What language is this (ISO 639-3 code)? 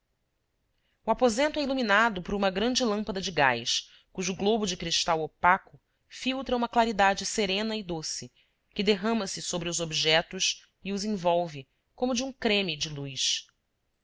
por